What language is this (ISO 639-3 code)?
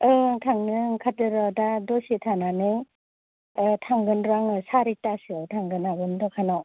brx